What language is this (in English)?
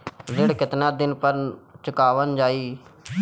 Bhojpuri